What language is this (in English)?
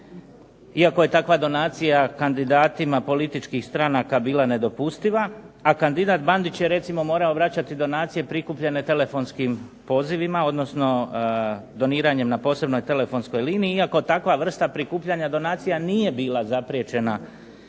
Croatian